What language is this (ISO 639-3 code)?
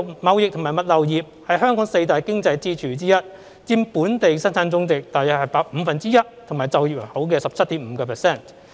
yue